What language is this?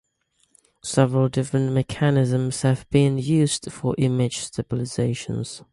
English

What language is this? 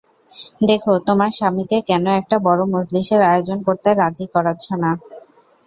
Bangla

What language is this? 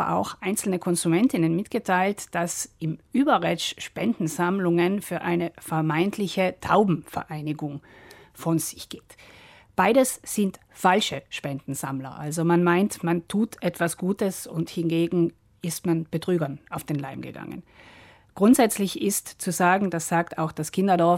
German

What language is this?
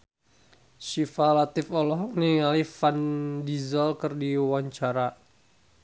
Sundanese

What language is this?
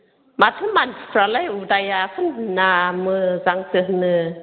Bodo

